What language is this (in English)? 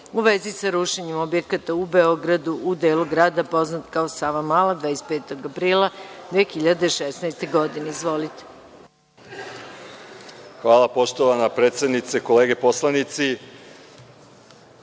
Serbian